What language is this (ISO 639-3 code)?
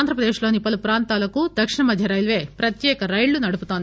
tel